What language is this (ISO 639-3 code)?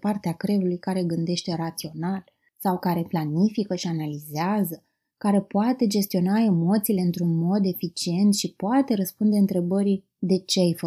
ron